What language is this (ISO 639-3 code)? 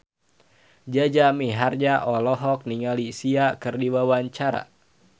sun